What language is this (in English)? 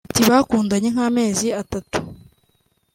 Kinyarwanda